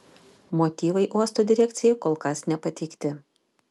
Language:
Lithuanian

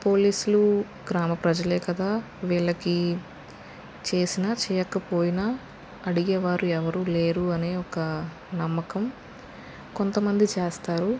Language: Telugu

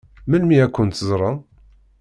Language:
Kabyle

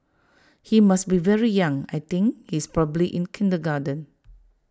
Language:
English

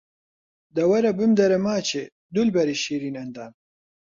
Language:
Central Kurdish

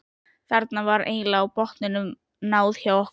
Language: Icelandic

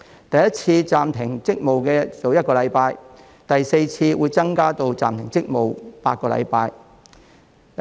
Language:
Cantonese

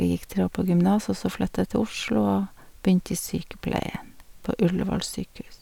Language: Norwegian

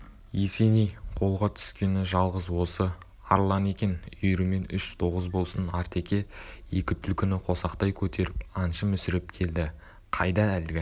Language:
Kazakh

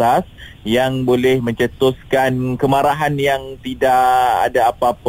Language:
Malay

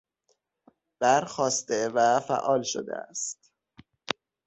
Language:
Persian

